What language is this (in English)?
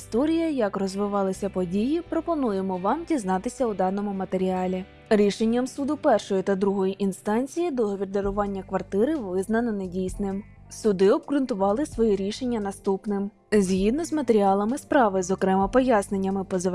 Ukrainian